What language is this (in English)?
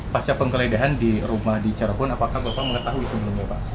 Indonesian